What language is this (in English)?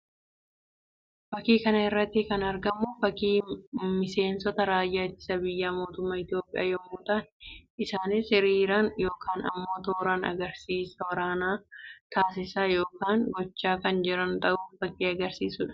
Oromo